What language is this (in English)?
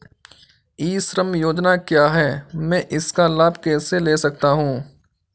Hindi